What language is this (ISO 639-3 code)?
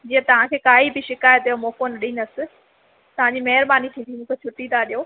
snd